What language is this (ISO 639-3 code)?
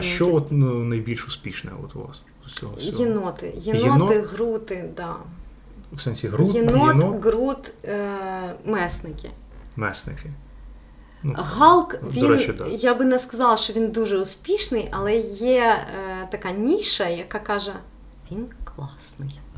ukr